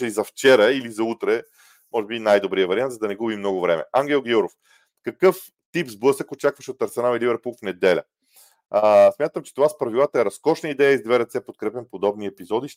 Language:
Bulgarian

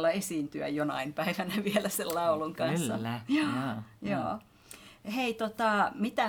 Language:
Finnish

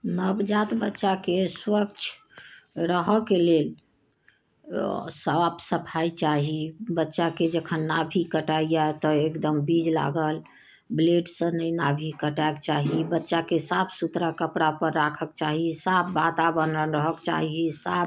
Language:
Maithili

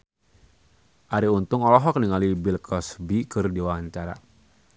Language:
Sundanese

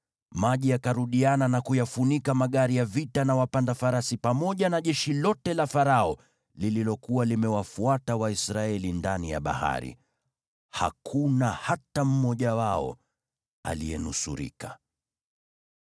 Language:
Swahili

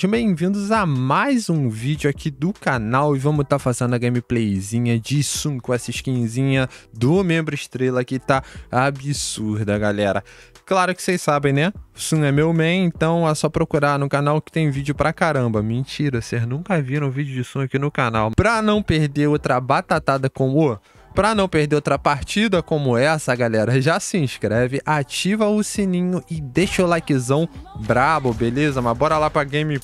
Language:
Portuguese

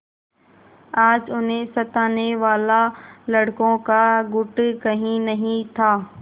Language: Hindi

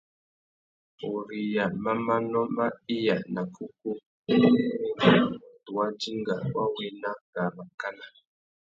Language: Tuki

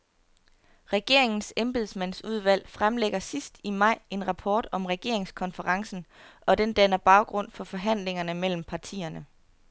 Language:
Danish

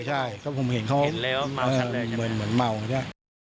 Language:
Thai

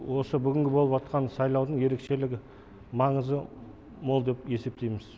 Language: Kazakh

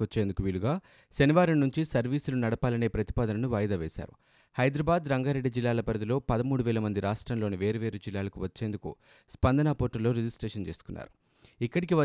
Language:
Telugu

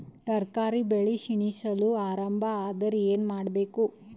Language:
Kannada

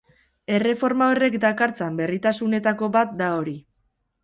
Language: Basque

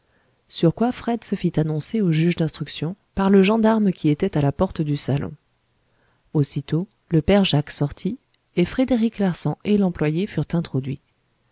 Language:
French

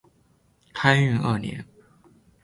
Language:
Chinese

